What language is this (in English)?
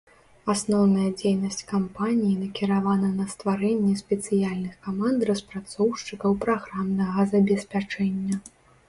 Belarusian